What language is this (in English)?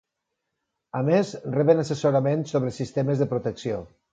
Catalan